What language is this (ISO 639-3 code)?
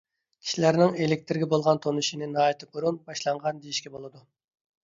uig